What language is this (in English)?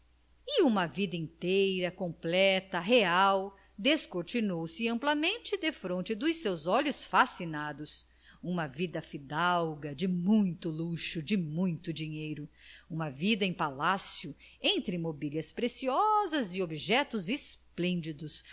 Portuguese